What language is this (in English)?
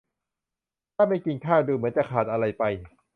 Thai